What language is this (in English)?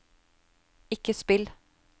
Norwegian